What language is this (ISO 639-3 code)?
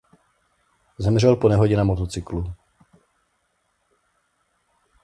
ces